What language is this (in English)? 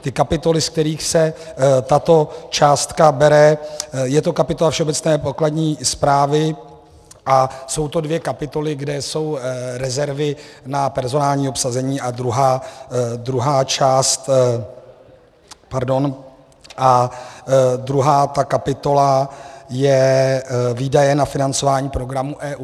Czech